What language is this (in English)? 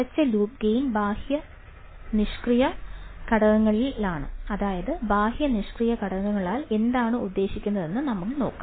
Malayalam